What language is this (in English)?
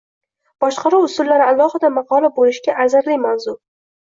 Uzbek